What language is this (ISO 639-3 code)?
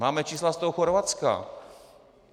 ces